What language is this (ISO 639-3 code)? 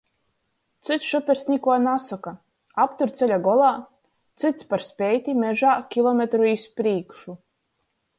ltg